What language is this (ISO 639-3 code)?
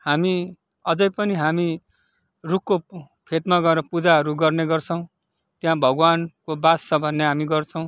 nep